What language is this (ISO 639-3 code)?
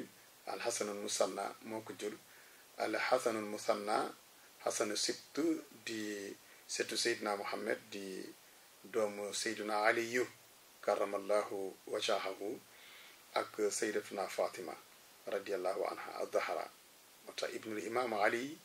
ara